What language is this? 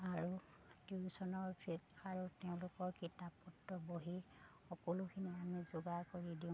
Assamese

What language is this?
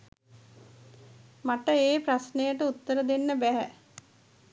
Sinhala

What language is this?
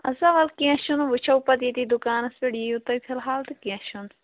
Kashmiri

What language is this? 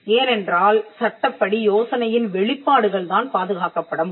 Tamil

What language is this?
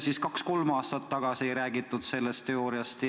Estonian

